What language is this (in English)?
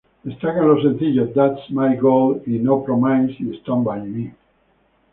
Spanish